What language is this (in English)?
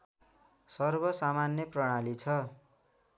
Nepali